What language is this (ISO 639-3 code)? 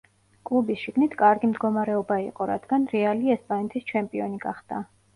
kat